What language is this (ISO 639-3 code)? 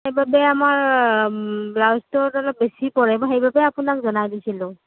asm